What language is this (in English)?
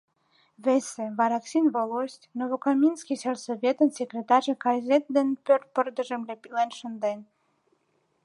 Mari